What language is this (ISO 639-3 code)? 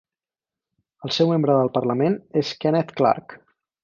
cat